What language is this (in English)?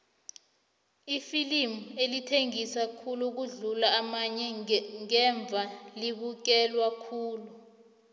South Ndebele